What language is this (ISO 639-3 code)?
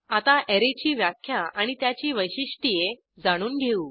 mar